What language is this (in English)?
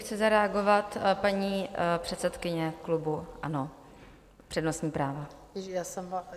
Czech